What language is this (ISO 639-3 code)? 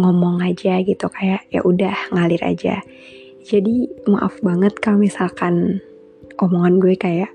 ind